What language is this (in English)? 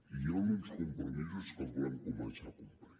Catalan